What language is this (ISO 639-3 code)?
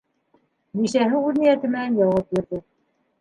bak